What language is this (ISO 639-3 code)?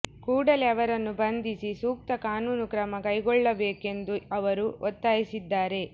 kan